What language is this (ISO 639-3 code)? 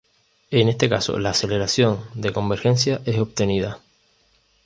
spa